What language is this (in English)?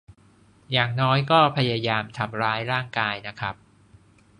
Thai